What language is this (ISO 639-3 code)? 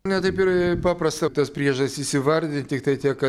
lit